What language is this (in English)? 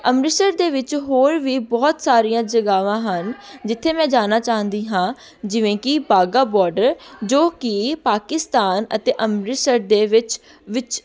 Punjabi